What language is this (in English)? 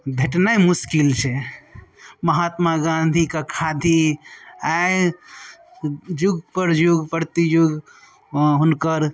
Maithili